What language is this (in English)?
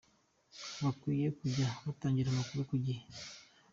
Kinyarwanda